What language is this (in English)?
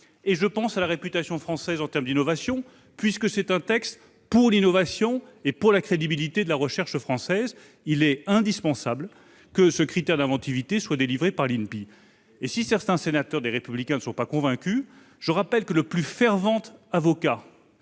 French